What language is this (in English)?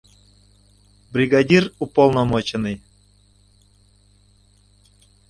Mari